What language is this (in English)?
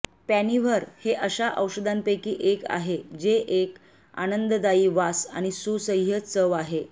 Marathi